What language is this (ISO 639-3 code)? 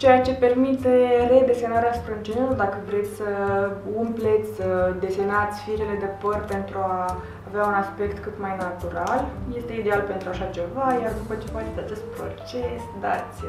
ron